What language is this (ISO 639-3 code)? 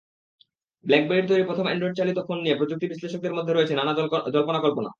ben